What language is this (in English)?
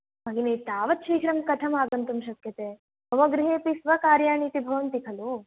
Sanskrit